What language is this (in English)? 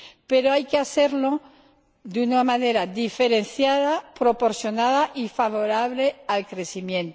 Spanish